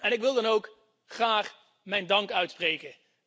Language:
Dutch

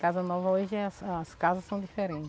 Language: Portuguese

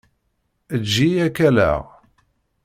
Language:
Kabyle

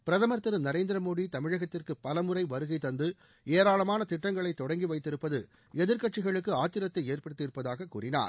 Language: Tamil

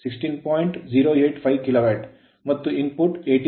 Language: Kannada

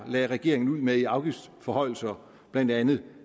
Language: Danish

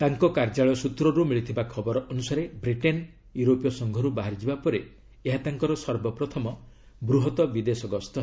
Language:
Odia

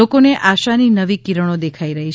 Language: Gujarati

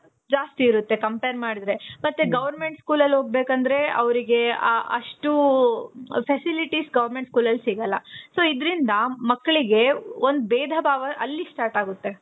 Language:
Kannada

